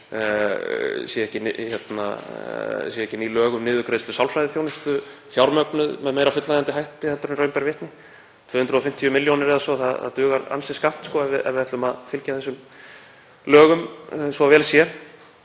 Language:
Icelandic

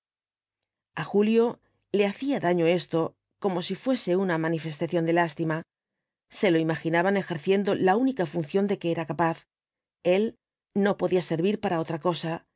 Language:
Spanish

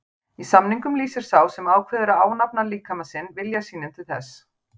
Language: Icelandic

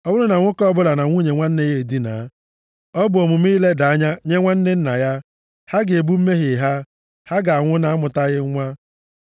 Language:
Igbo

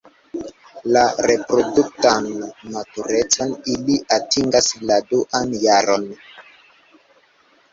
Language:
Esperanto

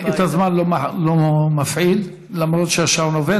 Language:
Hebrew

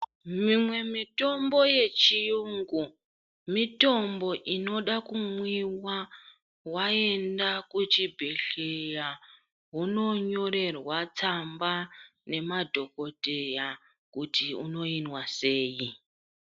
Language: Ndau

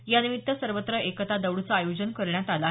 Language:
Marathi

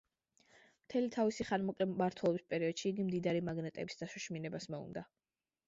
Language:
Georgian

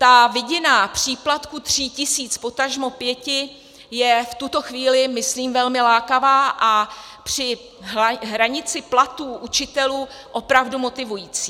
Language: Czech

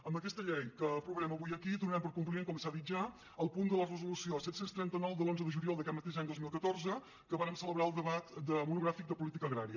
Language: Catalan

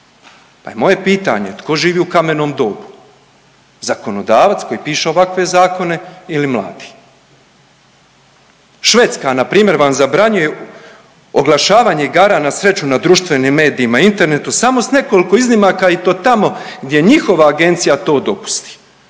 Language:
Croatian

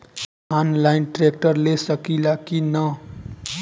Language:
Bhojpuri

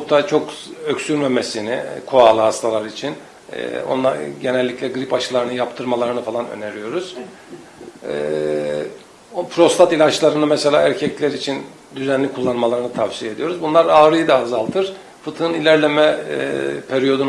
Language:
Turkish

